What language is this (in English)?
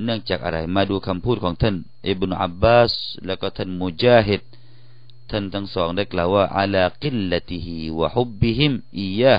Thai